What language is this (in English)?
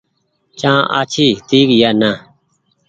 Goaria